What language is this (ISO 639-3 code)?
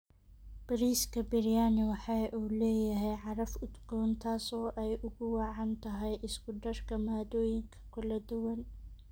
som